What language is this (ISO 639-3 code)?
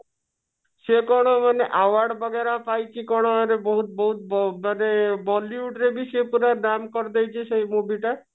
ori